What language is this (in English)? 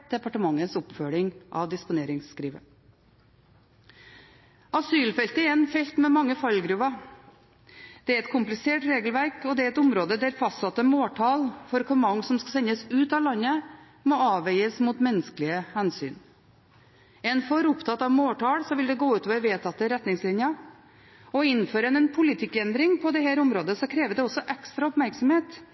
Norwegian Bokmål